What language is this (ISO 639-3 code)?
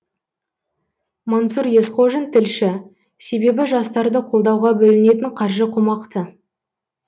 kaz